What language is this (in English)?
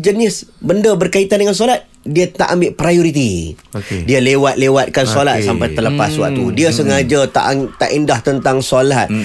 Malay